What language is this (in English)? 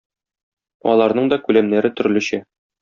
Tatar